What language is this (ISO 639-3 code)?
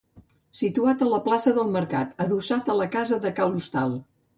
cat